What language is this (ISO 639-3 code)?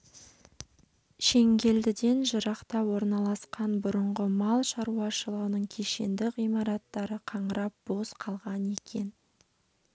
kaz